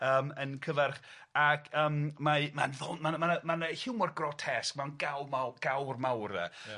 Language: Welsh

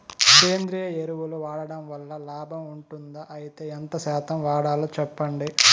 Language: Telugu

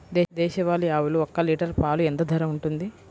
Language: Telugu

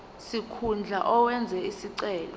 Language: Zulu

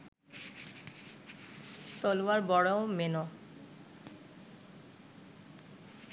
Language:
Bangla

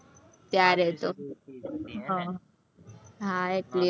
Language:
Gujarati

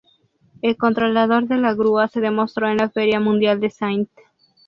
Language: Spanish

